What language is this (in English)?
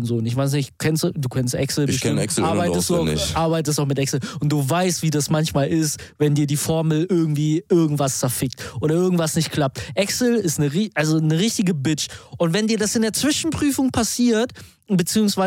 German